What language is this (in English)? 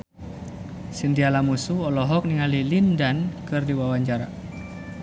Sundanese